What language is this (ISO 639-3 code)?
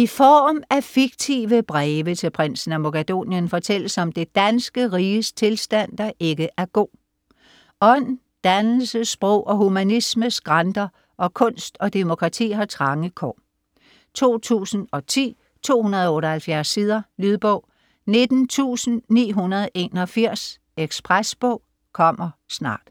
dan